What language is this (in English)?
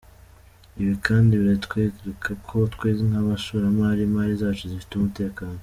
Kinyarwanda